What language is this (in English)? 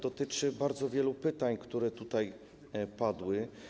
Polish